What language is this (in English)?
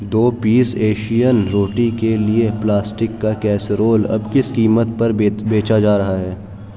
Urdu